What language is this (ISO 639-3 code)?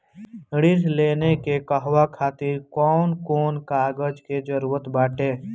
bho